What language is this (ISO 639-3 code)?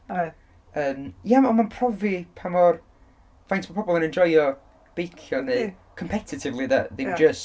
cym